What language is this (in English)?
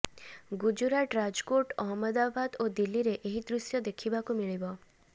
Odia